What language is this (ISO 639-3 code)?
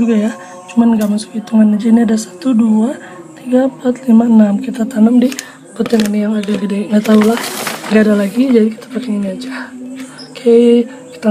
ind